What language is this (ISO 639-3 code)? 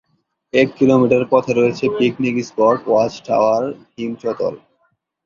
ben